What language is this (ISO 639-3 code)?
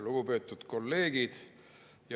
est